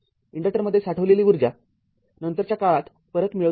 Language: Marathi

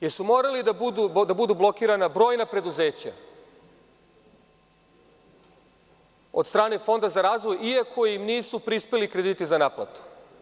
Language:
Serbian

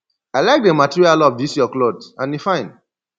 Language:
Nigerian Pidgin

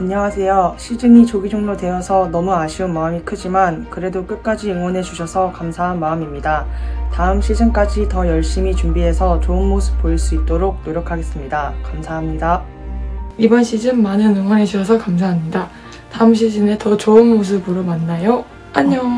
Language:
Korean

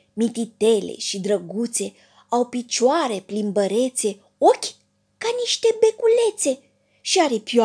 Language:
Romanian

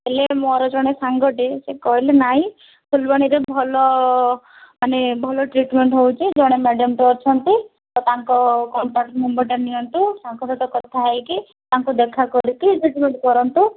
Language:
Odia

